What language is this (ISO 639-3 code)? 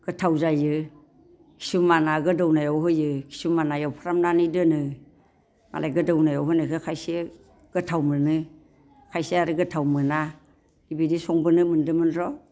brx